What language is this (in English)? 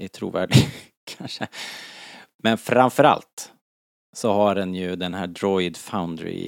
Swedish